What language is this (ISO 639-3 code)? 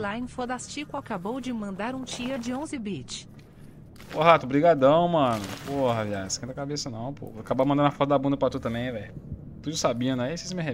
por